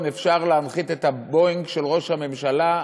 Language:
Hebrew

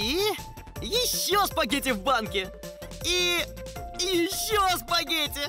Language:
Russian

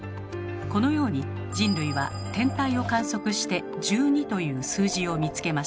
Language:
Japanese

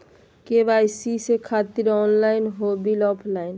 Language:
Magahi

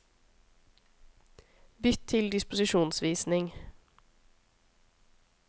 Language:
Norwegian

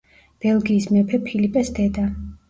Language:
Georgian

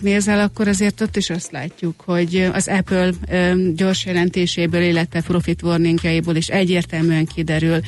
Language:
Hungarian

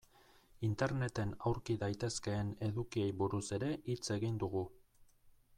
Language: Basque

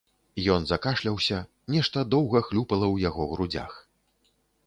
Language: Belarusian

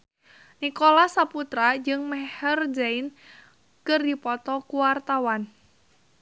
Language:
Sundanese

